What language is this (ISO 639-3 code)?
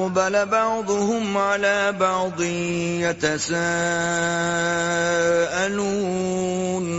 urd